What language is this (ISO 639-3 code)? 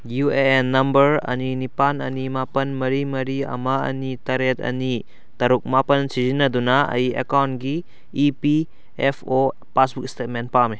mni